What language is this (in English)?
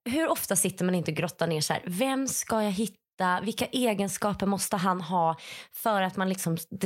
Swedish